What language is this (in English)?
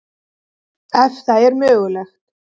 Icelandic